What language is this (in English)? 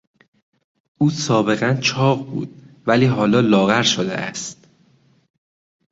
Persian